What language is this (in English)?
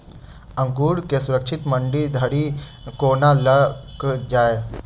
Maithili